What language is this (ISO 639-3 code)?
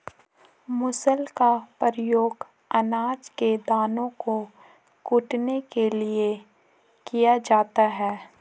hin